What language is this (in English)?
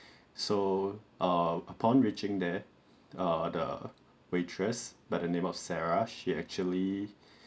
English